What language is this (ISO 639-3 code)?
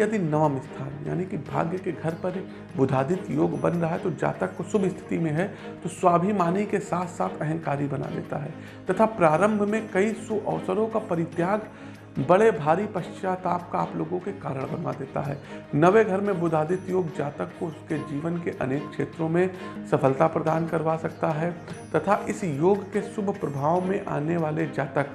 hin